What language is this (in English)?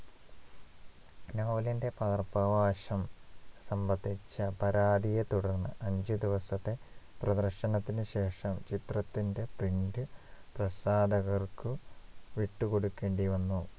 Malayalam